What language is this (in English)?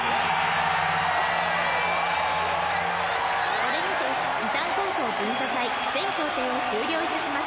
Japanese